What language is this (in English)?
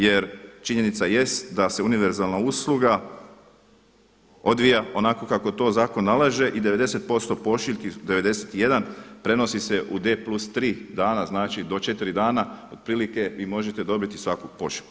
Croatian